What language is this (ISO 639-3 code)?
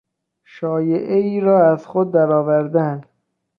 fas